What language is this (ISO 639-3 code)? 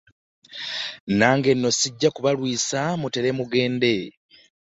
lug